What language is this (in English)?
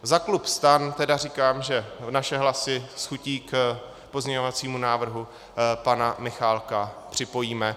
Czech